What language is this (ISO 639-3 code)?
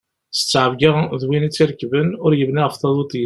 kab